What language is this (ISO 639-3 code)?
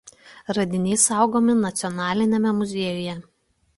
lit